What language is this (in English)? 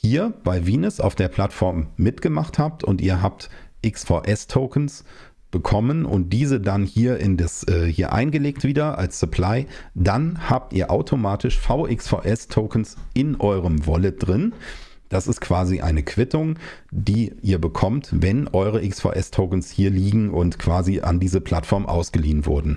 German